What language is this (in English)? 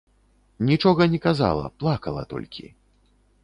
Belarusian